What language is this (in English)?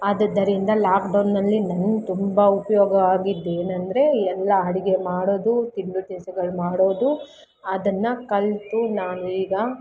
Kannada